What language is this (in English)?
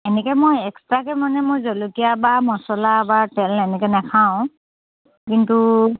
Assamese